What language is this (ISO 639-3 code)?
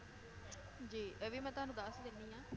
pan